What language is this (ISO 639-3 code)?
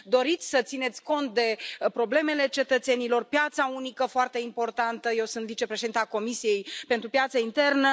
ron